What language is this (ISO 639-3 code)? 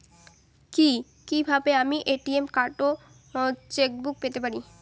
ben